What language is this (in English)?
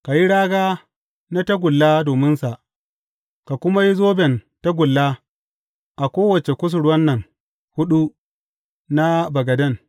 Hausa